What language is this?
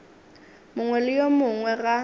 Northern Sotho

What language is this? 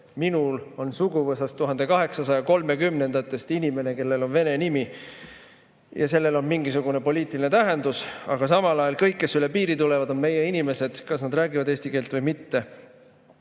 Estonian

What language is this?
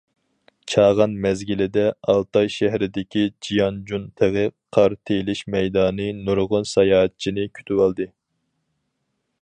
Uyghur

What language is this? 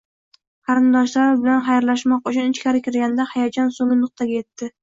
Uzbek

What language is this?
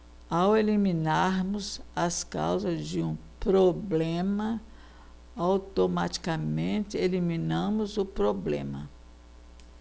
Portuguese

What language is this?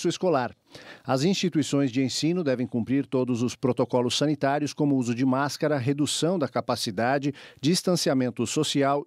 Portuguese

